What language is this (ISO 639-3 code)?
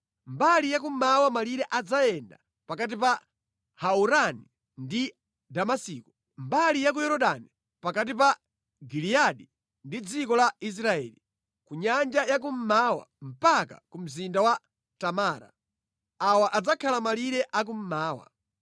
nya